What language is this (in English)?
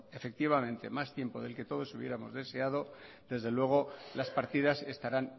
Spanish